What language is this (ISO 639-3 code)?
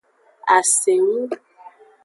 ajg